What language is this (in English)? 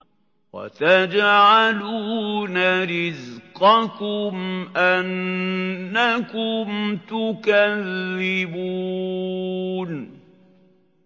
Arabic